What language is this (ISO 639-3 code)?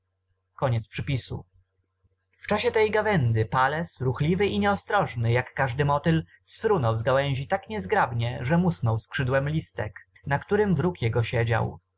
pol